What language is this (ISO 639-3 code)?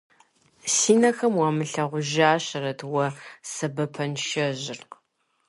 kbd